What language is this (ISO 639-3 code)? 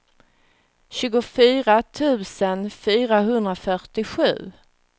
swe